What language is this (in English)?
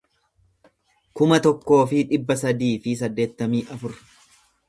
Oromo